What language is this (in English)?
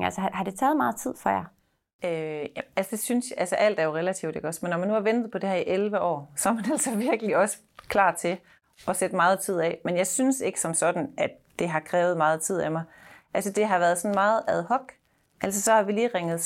Danish